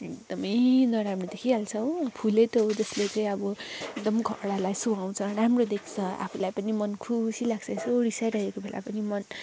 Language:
Nepali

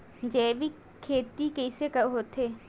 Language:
Chhattisgarhi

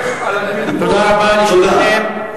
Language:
Hebrew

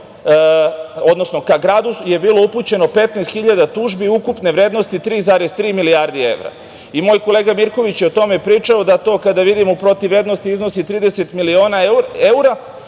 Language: Serbian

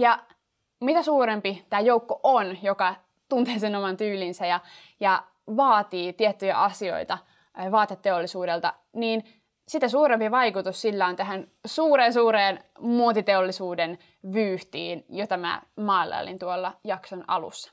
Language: Finnish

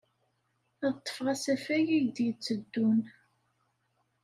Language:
Kabyle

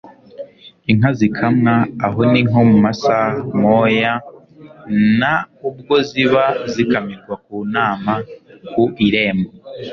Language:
Kinyarwanda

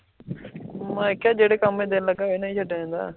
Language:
Punjabi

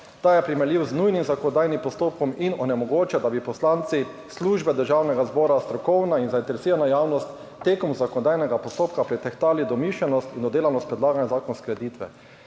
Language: Slovenian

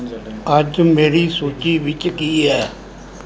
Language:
Punjabi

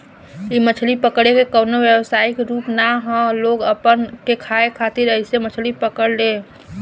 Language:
Bhojpuri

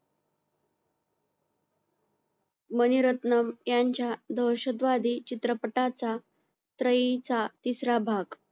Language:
Marathi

